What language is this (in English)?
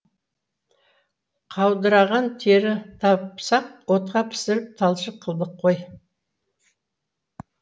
Kazakh